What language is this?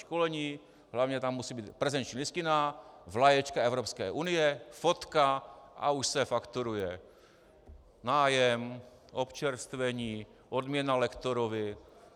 Czech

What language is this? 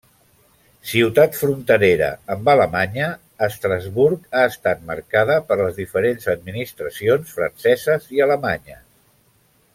Catalan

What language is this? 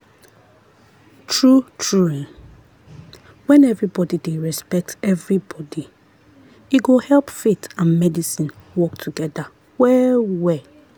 Nigerian Pidgin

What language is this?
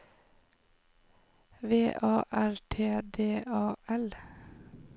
Norwegian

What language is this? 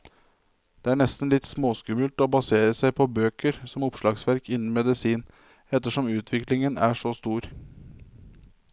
Norwegian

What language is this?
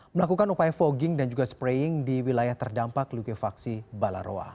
Indonesian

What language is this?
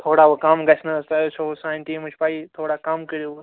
Kashmiri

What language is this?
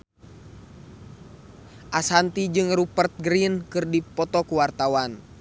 Sundanese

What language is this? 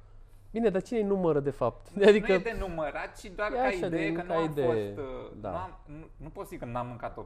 Romanian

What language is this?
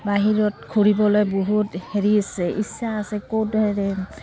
Assamese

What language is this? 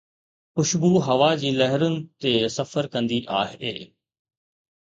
Sindhi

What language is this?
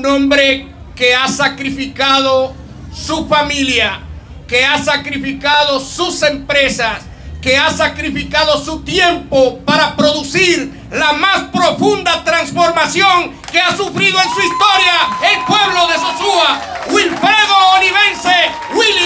Spanish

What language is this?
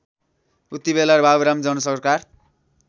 Nepali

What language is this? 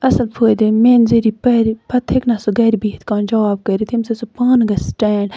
Kashmiri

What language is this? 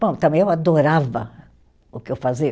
Portuguese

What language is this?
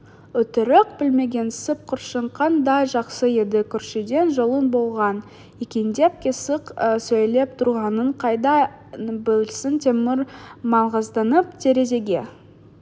Kazakh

